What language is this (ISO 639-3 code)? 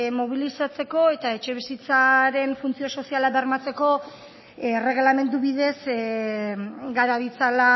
eus